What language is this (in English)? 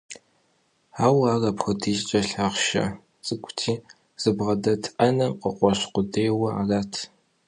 Kabardian